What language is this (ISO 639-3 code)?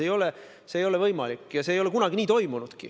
est